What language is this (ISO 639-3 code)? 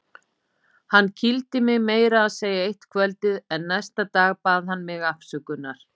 isl